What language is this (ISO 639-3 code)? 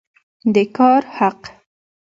pus